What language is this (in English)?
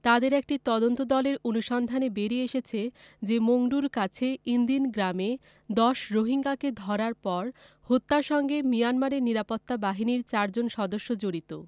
Bangla